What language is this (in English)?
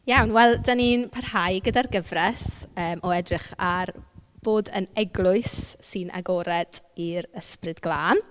Welsh